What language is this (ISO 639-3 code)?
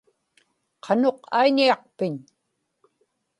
ipk